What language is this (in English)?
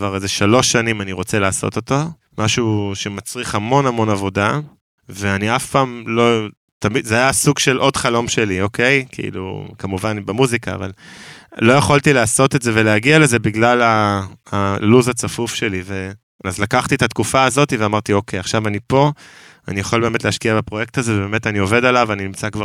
Hebrew